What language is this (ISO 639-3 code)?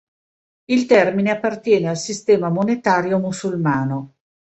ita